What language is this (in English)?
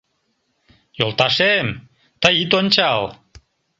Mari